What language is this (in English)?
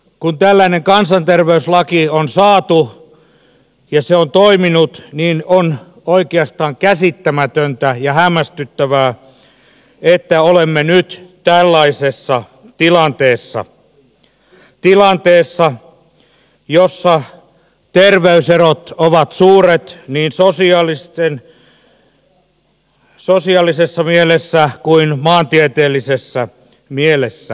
Finnish